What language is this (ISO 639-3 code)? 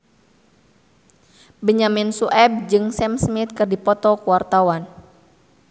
sun